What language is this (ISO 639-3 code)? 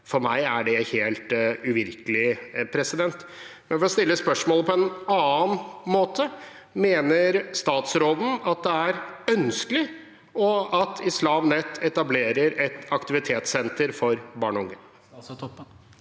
nor